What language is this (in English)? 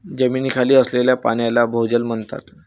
Marathi